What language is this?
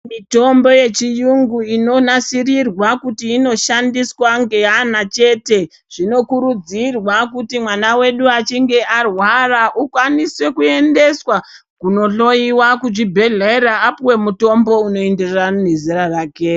Ndau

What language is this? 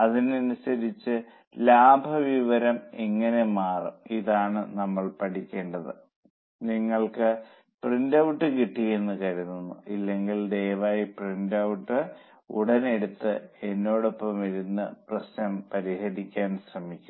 Malayalam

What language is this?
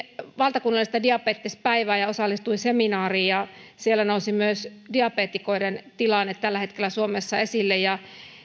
Finnish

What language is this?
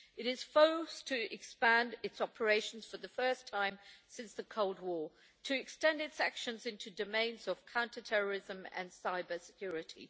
English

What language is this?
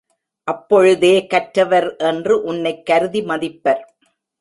Tamil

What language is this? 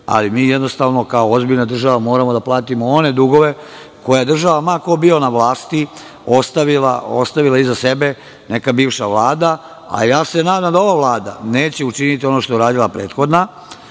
Serbian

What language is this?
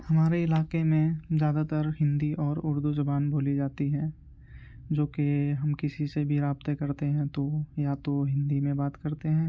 Urdu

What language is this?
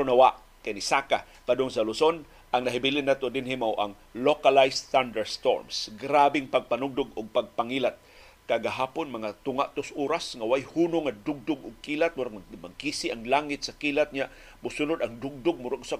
Filipino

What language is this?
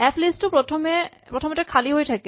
Assamese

